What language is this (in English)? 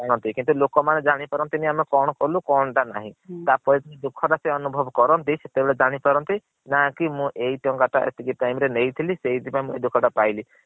Odia